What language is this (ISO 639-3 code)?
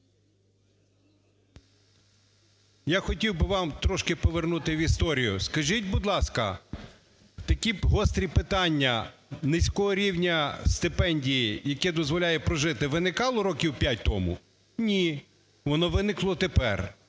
ukr